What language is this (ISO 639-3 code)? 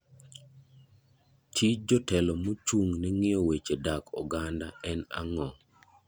luo